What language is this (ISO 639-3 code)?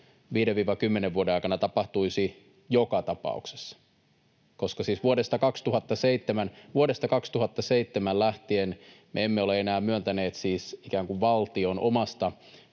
fin